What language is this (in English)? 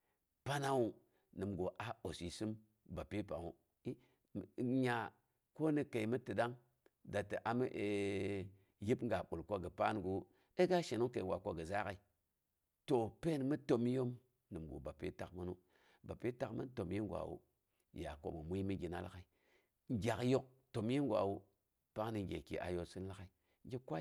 Boghom